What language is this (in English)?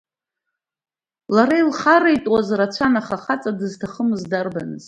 Abkhazian